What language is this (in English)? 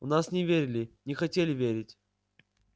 Russian